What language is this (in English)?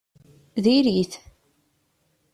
Kabyle